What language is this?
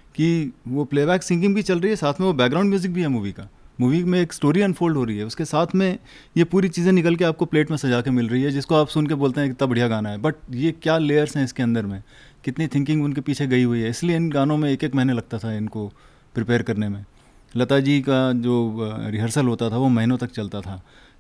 Hindi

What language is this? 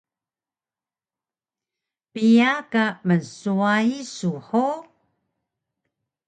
Taroko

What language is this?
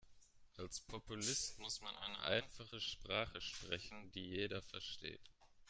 German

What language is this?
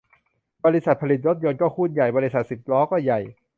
Thai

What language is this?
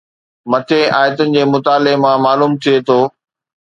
Sindhi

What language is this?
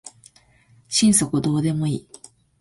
Japanese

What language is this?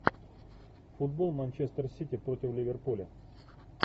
Russian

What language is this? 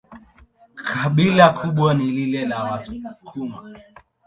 Swahili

